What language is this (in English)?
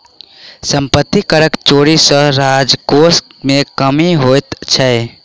Maithili